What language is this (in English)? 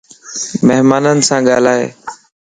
Lasi